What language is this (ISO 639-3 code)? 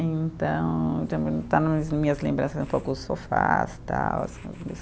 por